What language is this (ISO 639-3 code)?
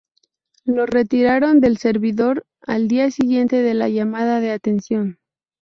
spa